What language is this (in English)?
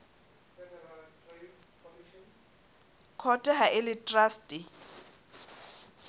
Southern Sotho